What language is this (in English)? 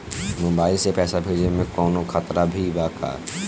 Bhojpuri